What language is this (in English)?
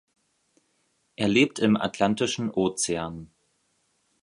German